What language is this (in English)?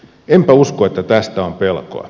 Finnish